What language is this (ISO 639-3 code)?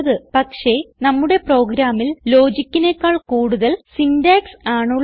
mal